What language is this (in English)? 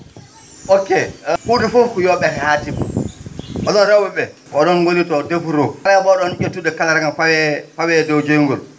Fula